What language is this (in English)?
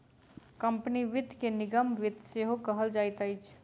Maithili